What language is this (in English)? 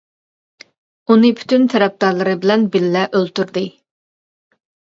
Uyghur